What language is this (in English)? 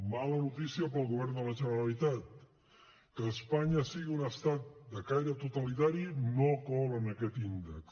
Catalan